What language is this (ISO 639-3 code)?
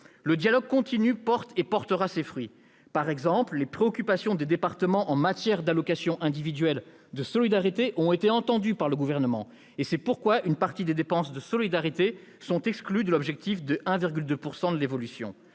fra